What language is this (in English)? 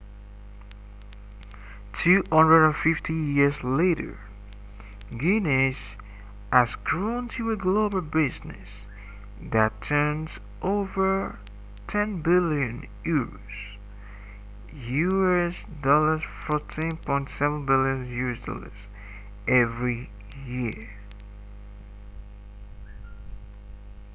English